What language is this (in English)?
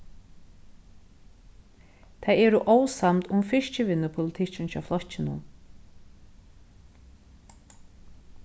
Faroese